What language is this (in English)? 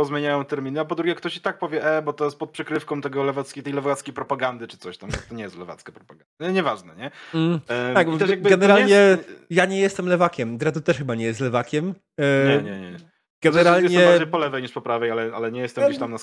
Polish